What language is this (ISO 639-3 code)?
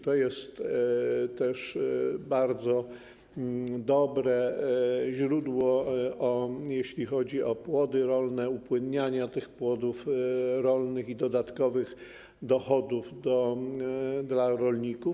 pol